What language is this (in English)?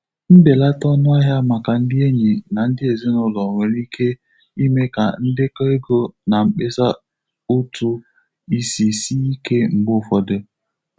Igbo